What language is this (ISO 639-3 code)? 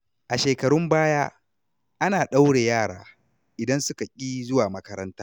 hau